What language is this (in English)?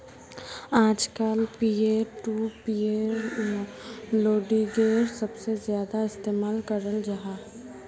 Magahi